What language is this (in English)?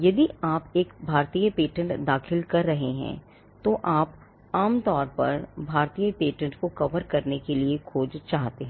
Hindi